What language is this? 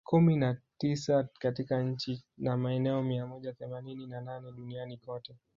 Swahili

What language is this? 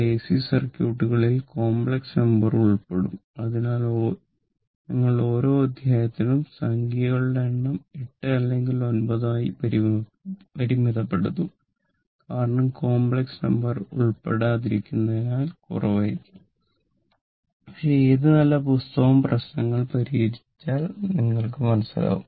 Malayalam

